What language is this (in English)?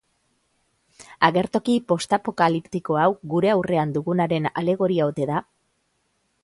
Basque